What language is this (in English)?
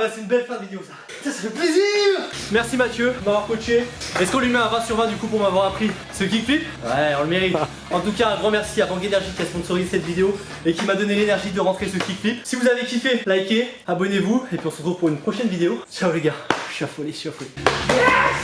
French